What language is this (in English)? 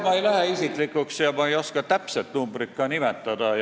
Estonian